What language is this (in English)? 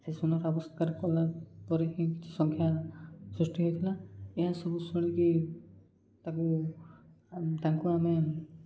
Odia